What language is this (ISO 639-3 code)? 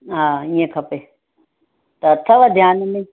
snd